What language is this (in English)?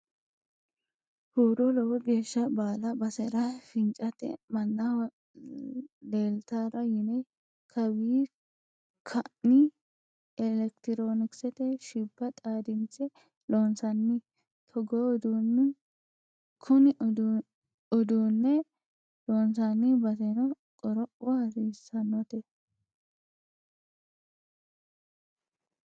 Sidamo